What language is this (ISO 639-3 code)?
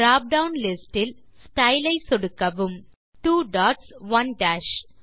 tam